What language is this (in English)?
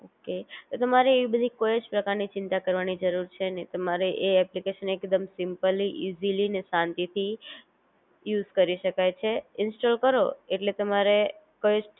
Gujarati